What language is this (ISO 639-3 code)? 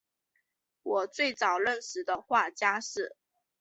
zho